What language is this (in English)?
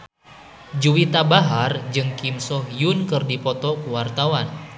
Sundanese